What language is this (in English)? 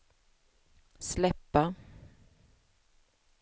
Swedish